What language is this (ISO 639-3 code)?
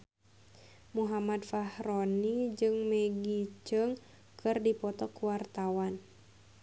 sun